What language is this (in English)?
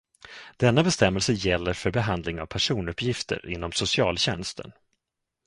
Swedish